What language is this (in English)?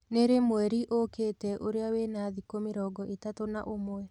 Kikuyu